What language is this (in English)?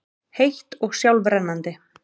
Icelandic